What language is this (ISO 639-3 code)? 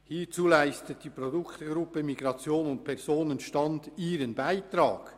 gsw